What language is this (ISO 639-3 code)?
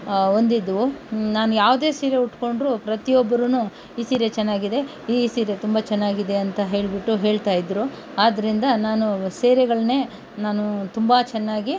kan